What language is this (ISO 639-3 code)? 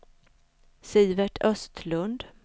swe